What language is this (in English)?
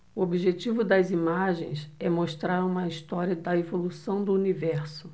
Portuguese